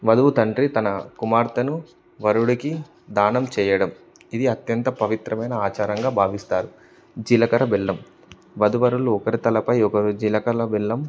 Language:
Telugu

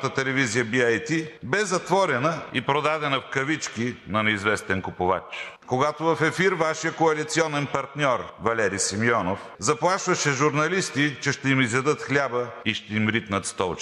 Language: Bulgarian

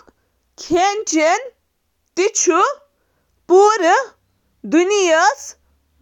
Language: Kashmiri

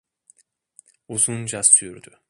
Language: Turkish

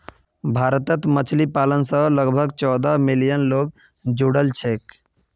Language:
Magahi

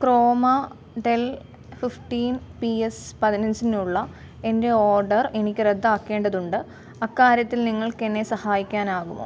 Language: Malayalam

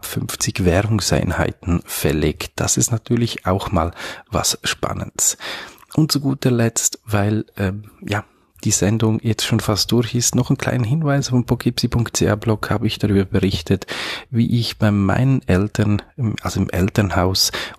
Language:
German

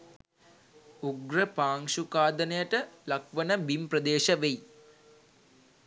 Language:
Sinhala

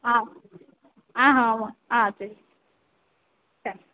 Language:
Tamil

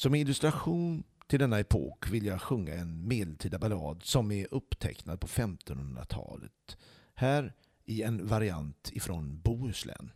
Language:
Swedish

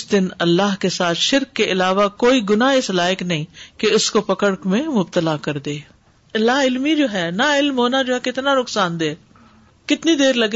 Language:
Urdu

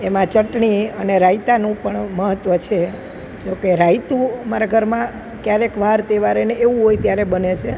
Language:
Gujarati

